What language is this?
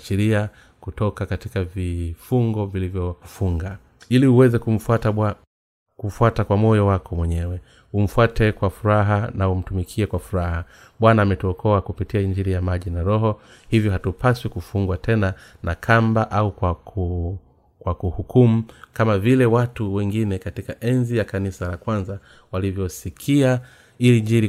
Swahili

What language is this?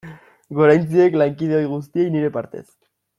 Basque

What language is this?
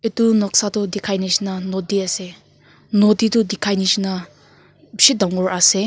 Naga Pidgin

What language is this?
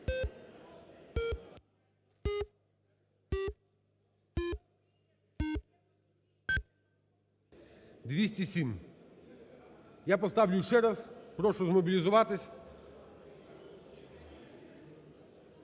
Ukrainian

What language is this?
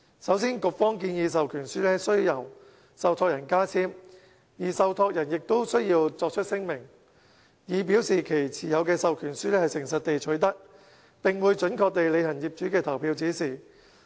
Cantonese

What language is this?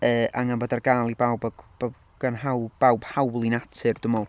Welsh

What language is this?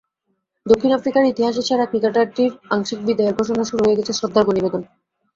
Bangla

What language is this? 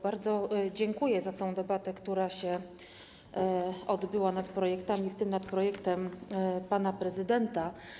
Polish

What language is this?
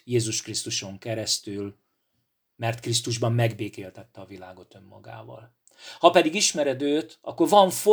Hungarian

